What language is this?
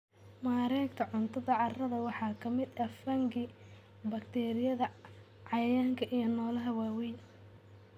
Somali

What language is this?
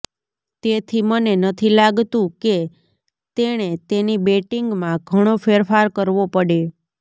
Gujarati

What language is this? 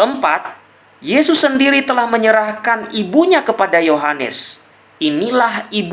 Indonesian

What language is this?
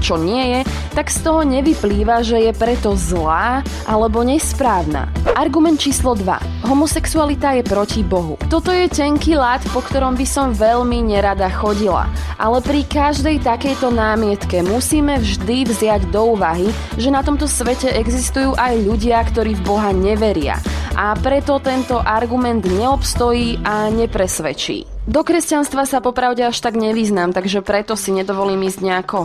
Slovak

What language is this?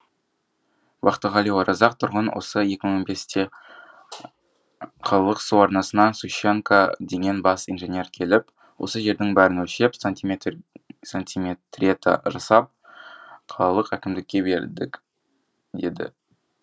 Kazakh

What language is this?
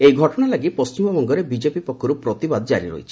Odia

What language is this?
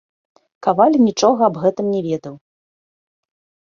Belarusian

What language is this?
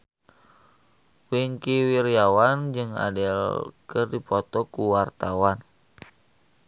Sundanese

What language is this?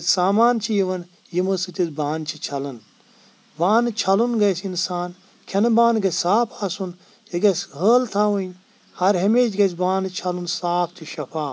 Kashmiri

